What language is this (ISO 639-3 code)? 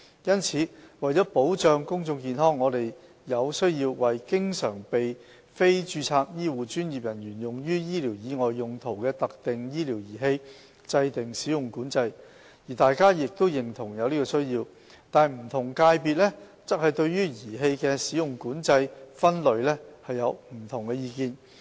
yue